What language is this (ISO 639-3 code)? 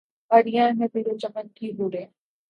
urd